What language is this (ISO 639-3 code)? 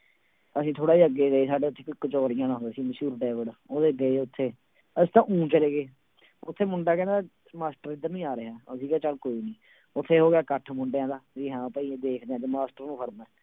pan